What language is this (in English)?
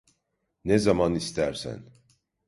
Turkish